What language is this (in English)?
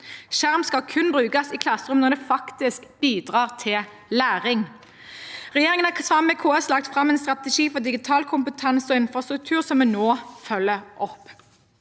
Norwegian